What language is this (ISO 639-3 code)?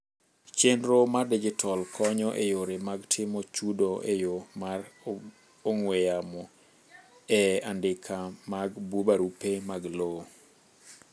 luo